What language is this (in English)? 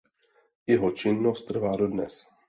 Czech